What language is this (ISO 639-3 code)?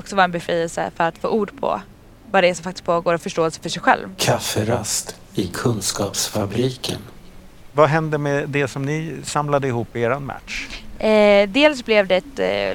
swe